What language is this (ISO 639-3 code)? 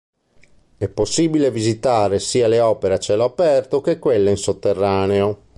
ita